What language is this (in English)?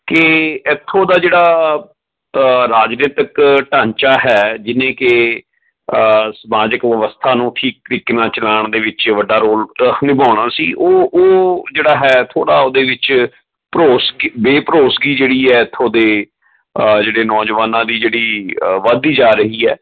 Punjabi